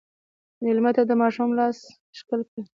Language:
Pashto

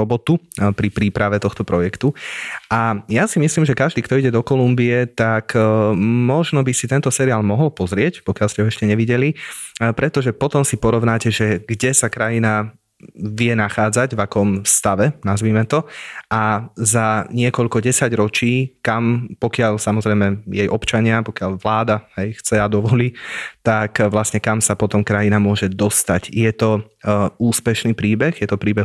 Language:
Slovak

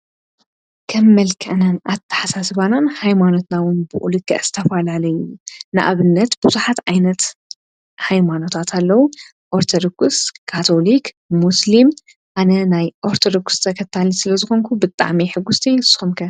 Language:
Tigrinya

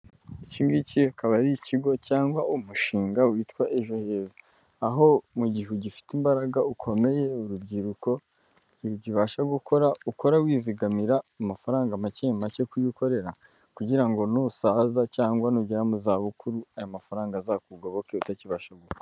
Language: Kinyarwanda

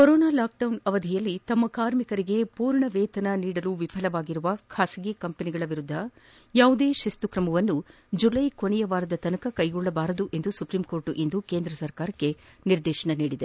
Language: Kannada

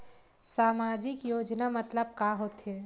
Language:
Chhattisgarhi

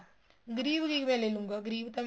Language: Punjabi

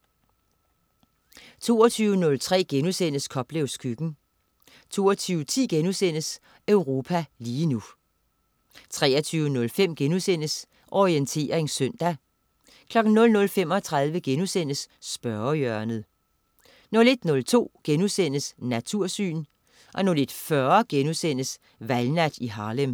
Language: Danish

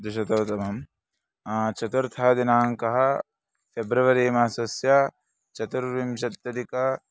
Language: Sanskrit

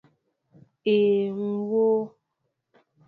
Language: Mbo (Cameroon)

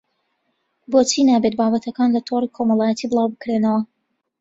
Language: Central Kurdish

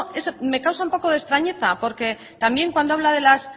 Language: Spanish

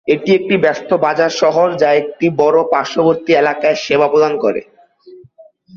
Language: Bangla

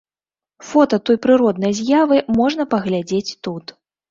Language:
Belarusian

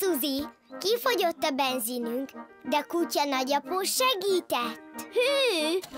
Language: Hungarian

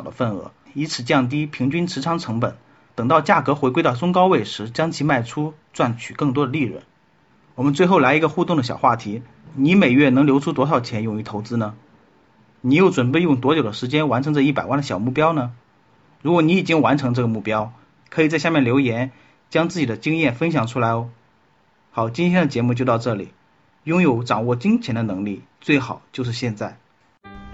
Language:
Chinese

